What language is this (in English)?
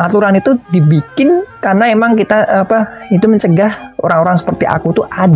Indonesian